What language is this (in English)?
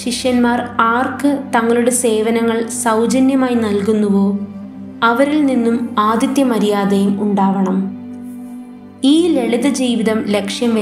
Hindi